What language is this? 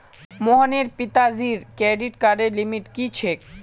Magahi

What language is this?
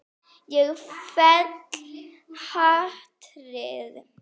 Icelandic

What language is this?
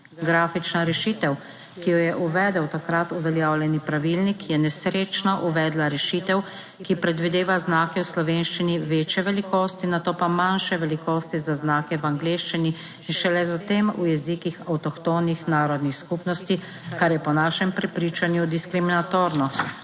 Slovenian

